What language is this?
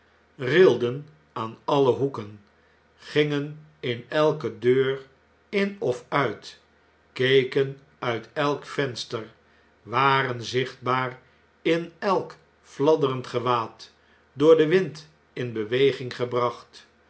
Dutch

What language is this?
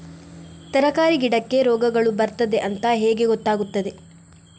Kannada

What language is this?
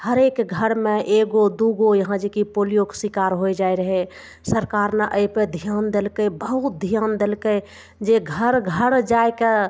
Maithili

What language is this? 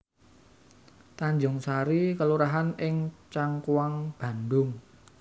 Javanese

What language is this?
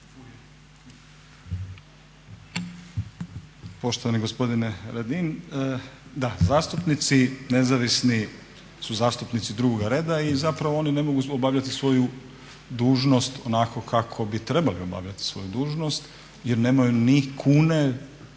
Croatian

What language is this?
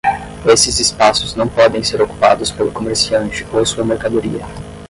Portuguese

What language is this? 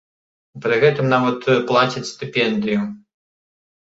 Belarusian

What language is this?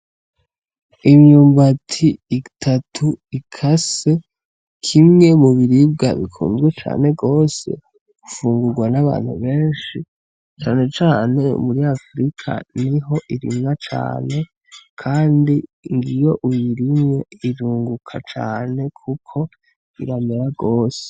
Rundi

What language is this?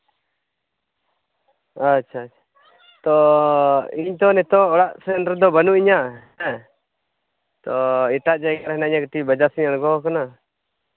Santali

